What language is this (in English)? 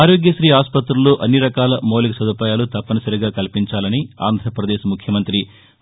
Telugu